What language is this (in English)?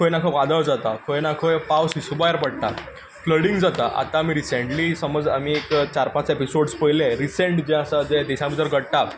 Konkani